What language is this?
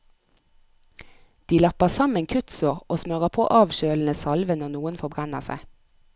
Norwegian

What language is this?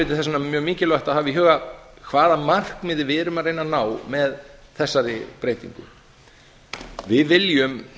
Icelandic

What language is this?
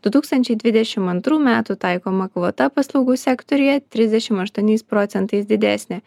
Lithuanian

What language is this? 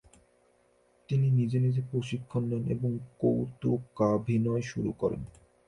Bangla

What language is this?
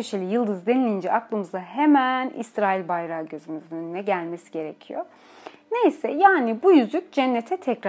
Turkish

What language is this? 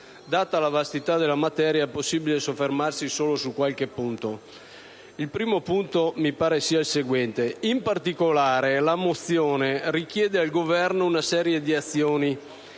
Italian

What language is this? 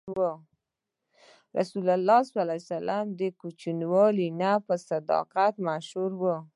Pashto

